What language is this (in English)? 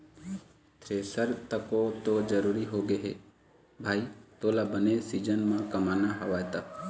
Chhattisgarhi